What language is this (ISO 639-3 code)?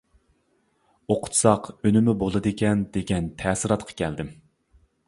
uig